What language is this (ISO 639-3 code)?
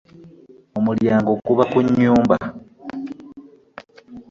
lug